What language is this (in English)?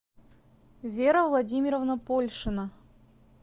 Russian